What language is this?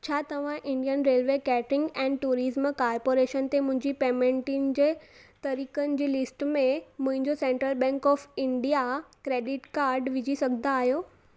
Sindhi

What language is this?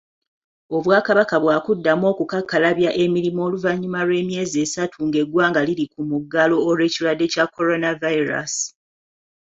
Ganda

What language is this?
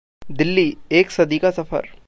Hindi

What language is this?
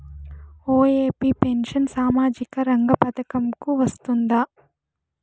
Telugu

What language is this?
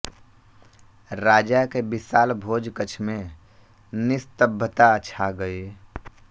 Hindi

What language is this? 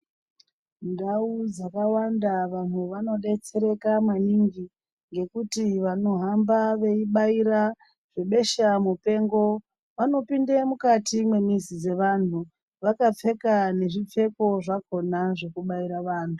Ndau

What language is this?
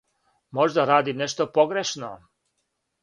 Serbian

